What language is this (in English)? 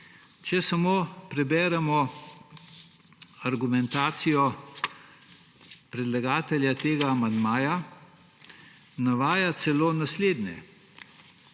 Slovenian